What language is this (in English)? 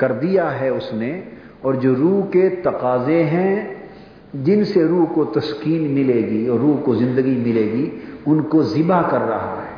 Urdu